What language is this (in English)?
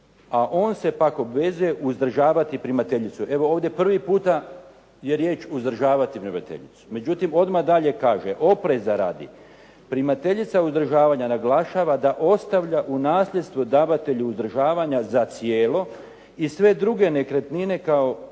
Croatian